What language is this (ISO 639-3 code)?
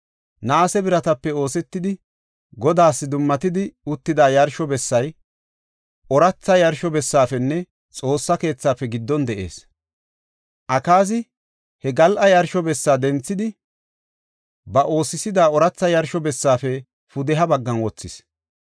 gof